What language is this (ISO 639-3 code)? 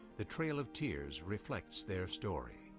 eng